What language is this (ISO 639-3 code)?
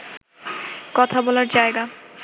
ben